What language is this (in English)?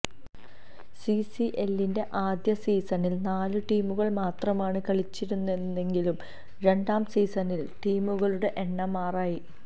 Malayalam